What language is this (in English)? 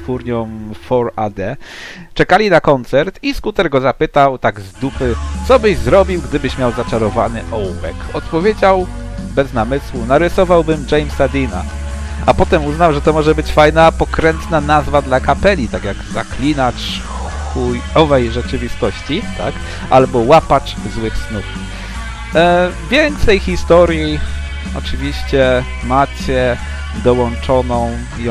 Polish